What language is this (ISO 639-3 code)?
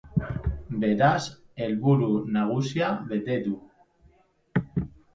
eus